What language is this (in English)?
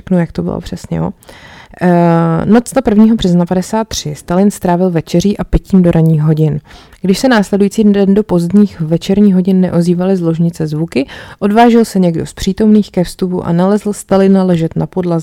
Czech